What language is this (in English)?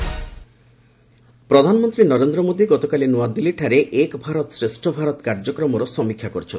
Odia